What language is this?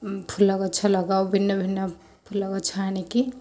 Odia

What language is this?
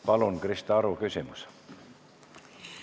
Estonian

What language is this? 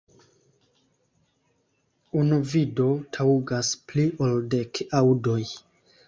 Esperanto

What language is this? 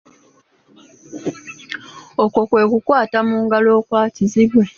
Ganda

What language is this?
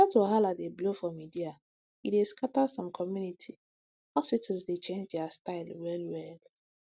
Nigerian Pidgin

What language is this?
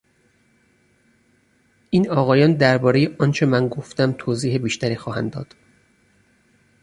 Persian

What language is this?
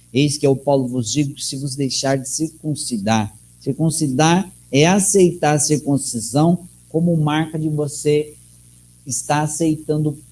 Portuguese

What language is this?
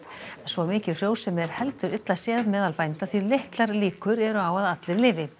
Icelandic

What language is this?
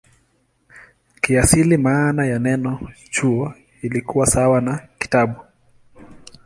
Swahili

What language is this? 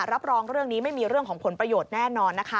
Thai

